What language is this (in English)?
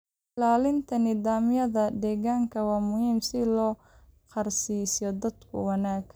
Somali